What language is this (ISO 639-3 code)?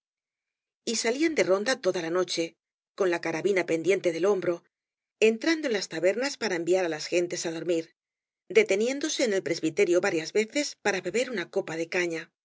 spa